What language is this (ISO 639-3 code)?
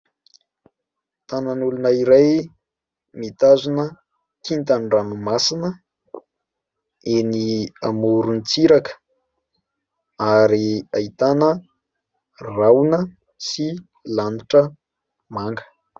mlg